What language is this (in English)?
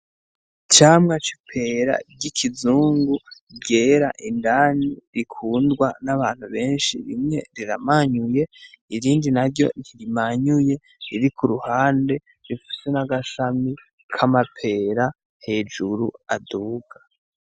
Rundi